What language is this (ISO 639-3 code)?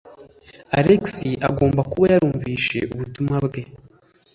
kin